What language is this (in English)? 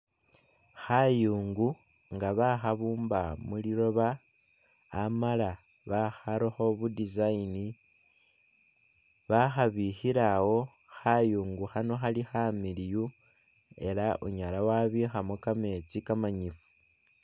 Masaaba